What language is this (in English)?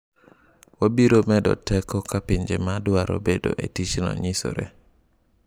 Luo (Kenya and Tanzania)